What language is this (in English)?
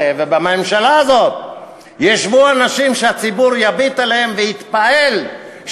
Hebrew